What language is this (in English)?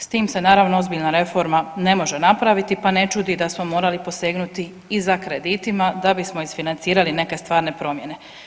Croatian